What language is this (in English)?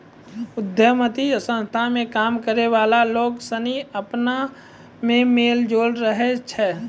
Maithili